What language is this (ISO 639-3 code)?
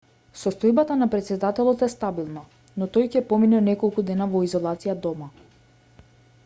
mkd